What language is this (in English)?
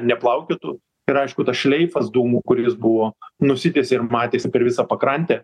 Lithuanian